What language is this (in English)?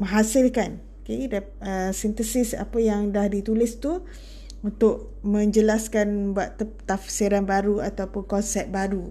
Malay